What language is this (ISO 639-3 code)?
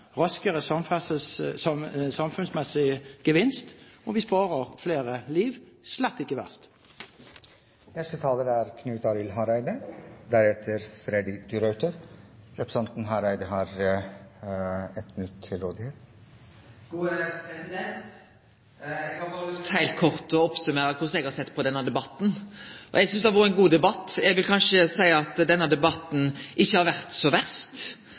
nor